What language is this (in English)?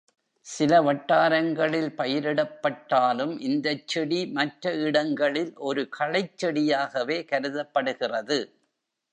Tamil